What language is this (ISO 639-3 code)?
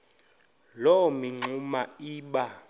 xho